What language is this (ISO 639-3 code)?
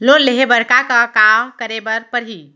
hne